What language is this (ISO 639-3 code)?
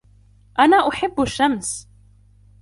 ara